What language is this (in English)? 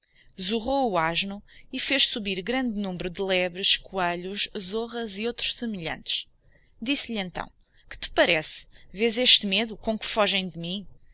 Portuguese